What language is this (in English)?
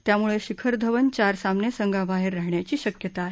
Marathi